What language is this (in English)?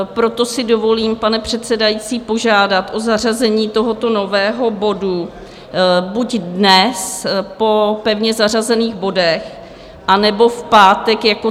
Czech